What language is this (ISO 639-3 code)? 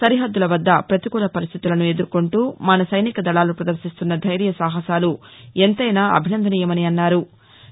tel